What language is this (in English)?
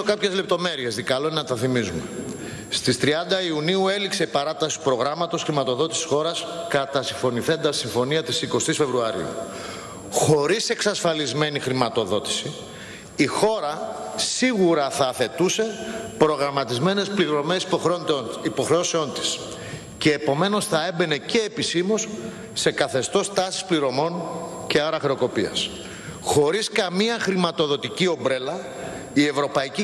Greek